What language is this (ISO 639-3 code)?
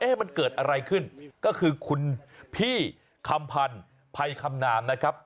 tha